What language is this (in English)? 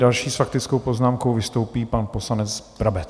Czech